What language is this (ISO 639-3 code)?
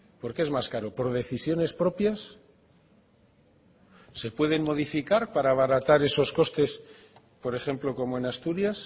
spa